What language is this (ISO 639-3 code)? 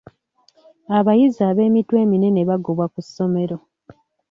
lug